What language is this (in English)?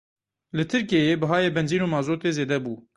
Kurdish